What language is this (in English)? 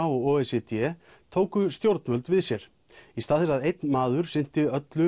Icelandic